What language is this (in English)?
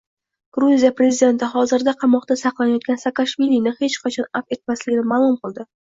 Uzbek